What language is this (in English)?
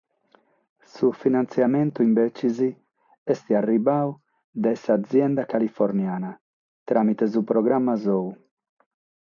Sardinian